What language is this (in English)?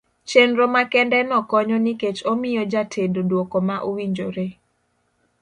Luo (Kenya and Tanzania)